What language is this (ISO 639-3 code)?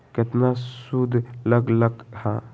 mag